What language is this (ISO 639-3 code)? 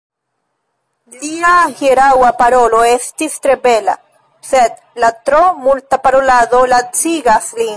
epo